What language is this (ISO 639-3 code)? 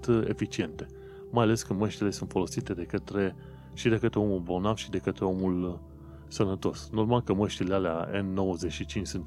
ron